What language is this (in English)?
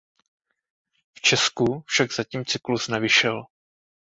Czech